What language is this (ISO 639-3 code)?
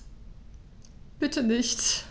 deu